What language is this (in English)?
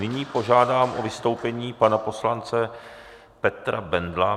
Czech